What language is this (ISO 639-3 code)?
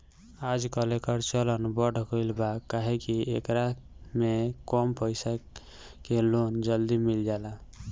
bho